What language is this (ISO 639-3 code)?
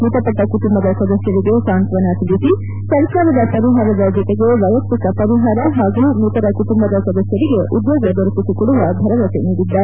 kan